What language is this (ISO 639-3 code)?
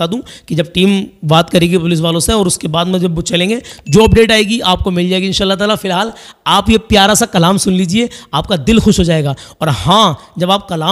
hin